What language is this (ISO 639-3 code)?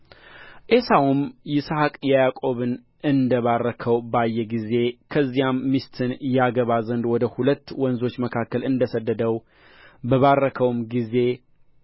amh